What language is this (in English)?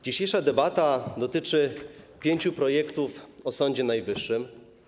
Polish